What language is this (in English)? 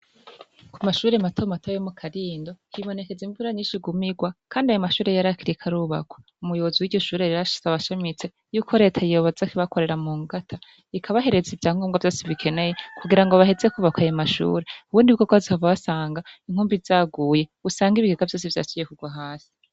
Rundi